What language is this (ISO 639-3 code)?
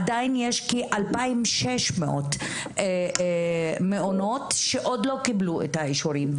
heb